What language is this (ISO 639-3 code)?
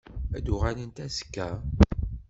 kab